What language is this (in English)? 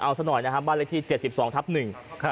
Thai